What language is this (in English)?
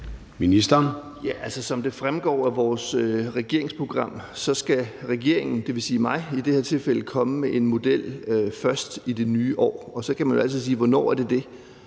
Danish